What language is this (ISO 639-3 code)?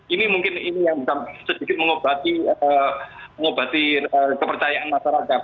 ind